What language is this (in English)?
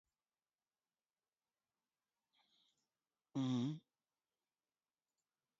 Arabic